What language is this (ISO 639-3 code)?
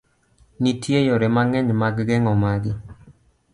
luo